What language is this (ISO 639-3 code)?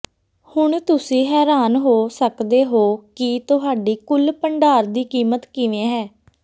pan